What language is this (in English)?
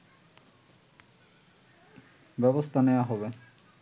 Bangla